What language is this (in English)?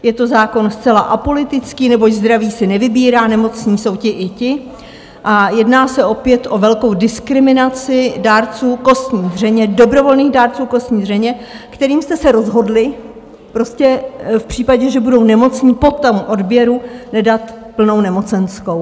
Czech